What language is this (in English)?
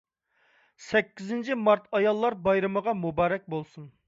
Uyghur